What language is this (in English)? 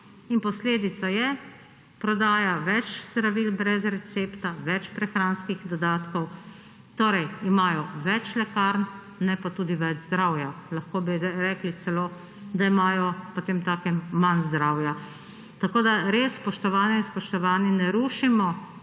Slovenian